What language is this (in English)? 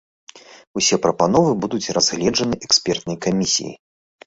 Belarusian